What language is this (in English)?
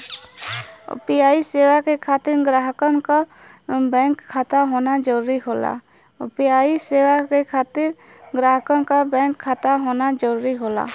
Bhojpuri